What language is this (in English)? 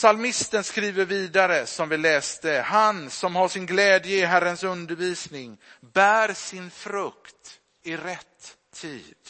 Swedish